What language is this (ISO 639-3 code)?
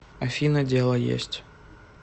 rus